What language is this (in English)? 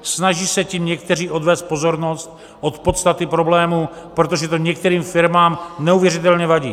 Czech